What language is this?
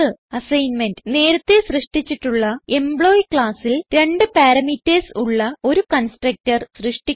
Malayalam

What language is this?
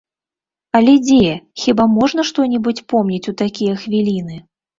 Belarusian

